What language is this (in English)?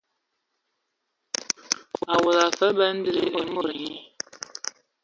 Ewondo